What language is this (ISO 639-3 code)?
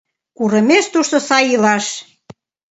chm